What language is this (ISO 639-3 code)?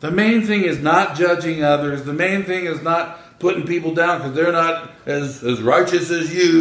eng